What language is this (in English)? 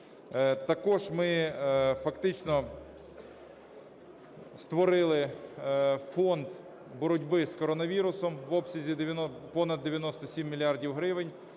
Ukrainian